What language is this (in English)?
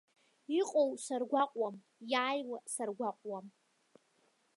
Abkhazian